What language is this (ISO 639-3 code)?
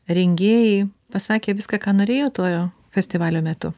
lit